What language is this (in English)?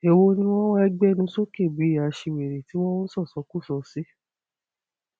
Yoruba